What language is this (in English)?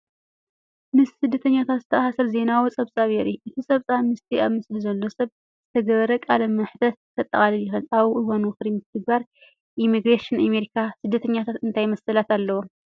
Tigrinya